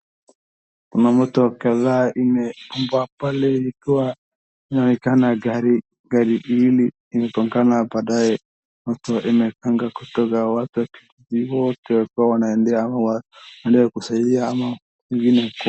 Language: Swahili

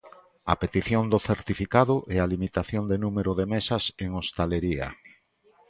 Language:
Galician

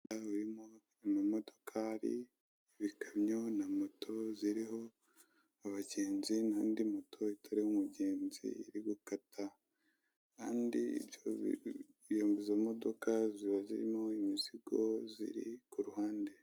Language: Kinyarwanda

